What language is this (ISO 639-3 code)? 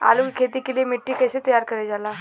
bho